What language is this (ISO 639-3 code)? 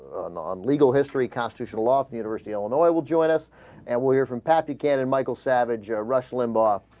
eng